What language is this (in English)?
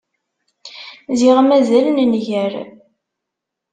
Kabyle